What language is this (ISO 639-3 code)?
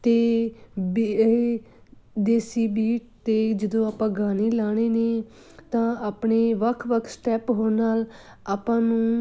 pan